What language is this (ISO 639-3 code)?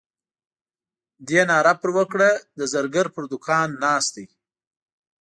pus